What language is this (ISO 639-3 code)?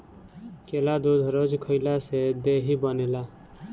bho